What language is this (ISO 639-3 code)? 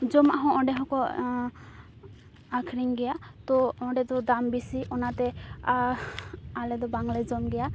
sat